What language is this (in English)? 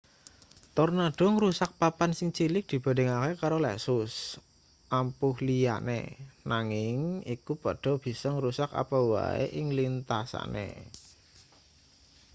Javanese